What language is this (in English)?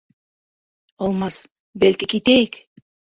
Bashkir